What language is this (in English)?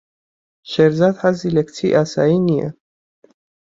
Central Kurdish